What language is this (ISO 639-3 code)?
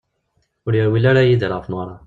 kab